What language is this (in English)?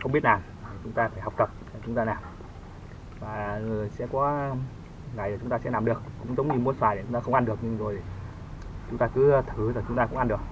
Vietnamese